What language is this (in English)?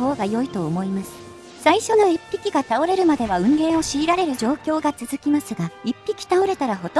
Japanese